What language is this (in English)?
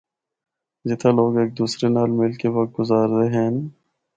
Northern Hindko